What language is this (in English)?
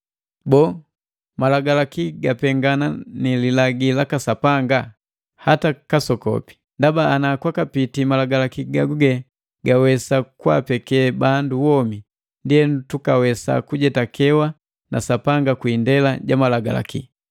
Matengo